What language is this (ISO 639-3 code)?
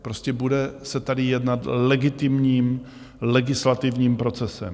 ces